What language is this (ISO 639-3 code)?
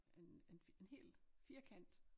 dan